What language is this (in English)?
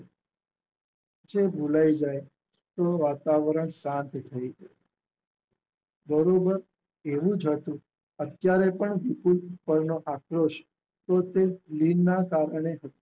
Gujarati